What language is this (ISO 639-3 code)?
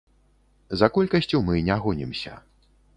bel